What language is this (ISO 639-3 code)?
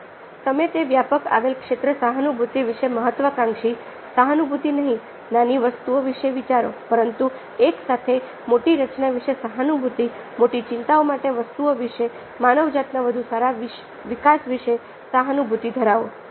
guj